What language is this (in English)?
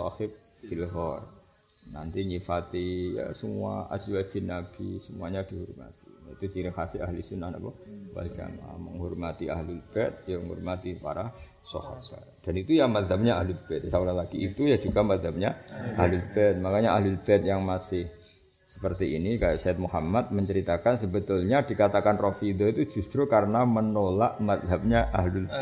Malay